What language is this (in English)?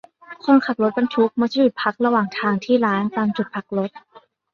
Thai